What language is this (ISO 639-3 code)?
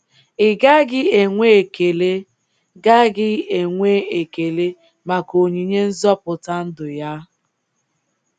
ibo